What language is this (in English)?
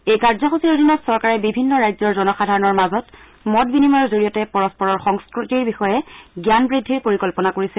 Assamese